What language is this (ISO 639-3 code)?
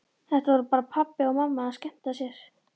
isl